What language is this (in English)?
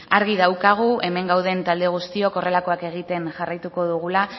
Basque